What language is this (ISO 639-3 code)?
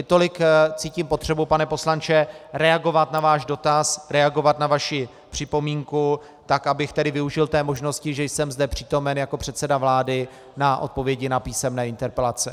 ces